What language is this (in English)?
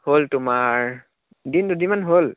Assamese